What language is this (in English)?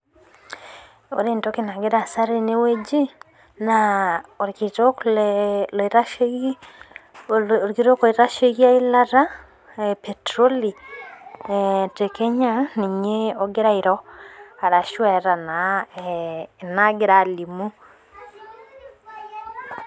Masai